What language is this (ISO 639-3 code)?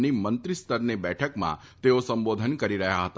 guj